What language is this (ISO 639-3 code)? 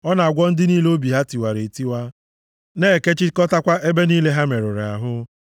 ibo